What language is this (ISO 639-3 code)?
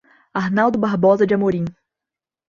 por